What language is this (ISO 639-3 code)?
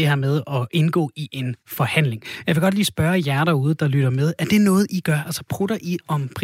dan